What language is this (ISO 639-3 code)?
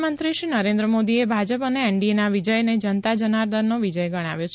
guj